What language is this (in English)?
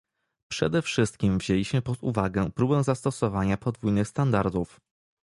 Polish